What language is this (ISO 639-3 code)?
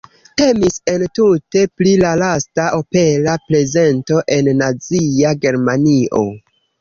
epo